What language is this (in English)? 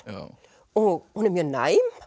Icelandic